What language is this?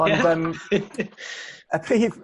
Welsh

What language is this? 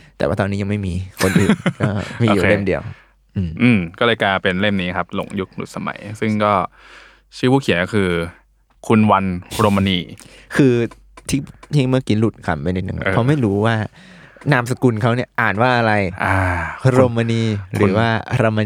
Thai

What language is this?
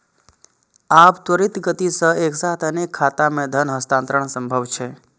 Maithili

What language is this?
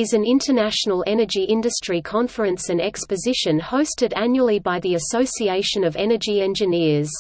English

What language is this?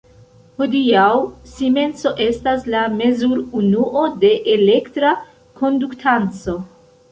Esperanto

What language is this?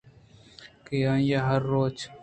Eastern Balochi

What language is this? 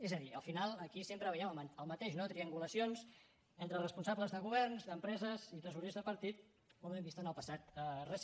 Catalan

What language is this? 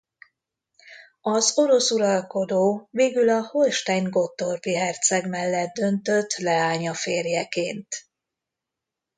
Hungarian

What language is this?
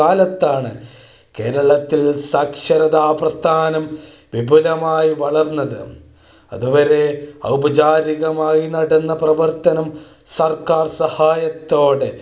Malayalam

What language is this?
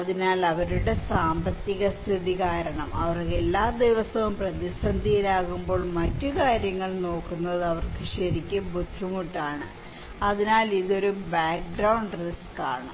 Malayalam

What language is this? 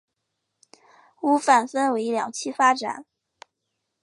Chinese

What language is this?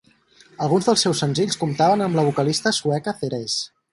Catalan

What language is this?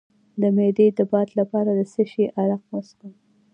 Pashto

